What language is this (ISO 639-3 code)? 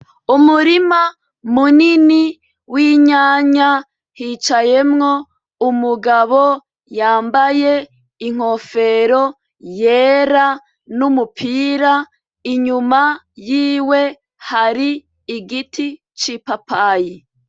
run